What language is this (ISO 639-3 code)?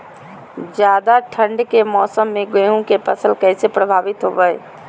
mag